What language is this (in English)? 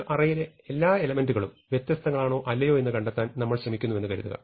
Malayalam